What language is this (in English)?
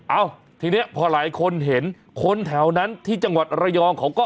Thai